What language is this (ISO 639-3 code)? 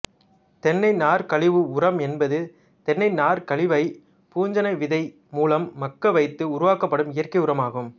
tam